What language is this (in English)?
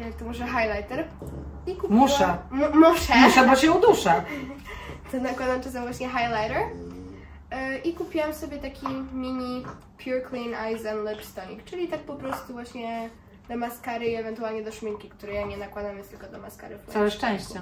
Polish